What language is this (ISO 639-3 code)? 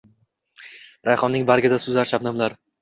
uzb